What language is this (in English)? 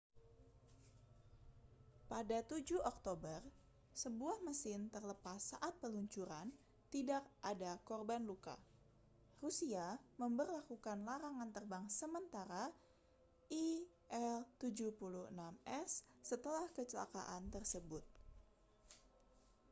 Indonesian